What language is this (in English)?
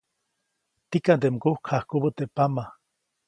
Copainalá Zoque